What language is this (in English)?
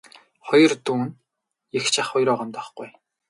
Mongolian